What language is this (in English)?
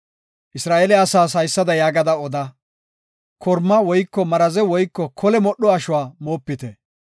Gofa